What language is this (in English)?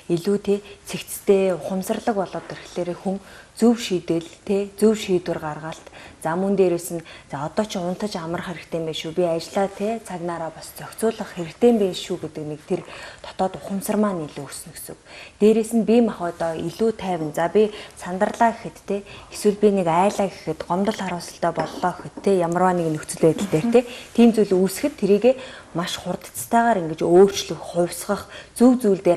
Romanian